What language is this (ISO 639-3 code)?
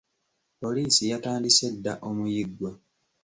lug